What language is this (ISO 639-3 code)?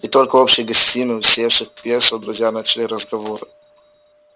rus